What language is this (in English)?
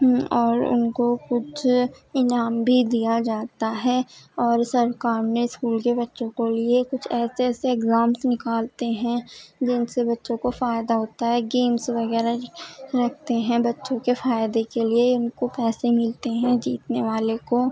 Urdu